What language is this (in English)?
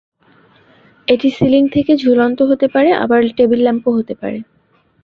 Bangla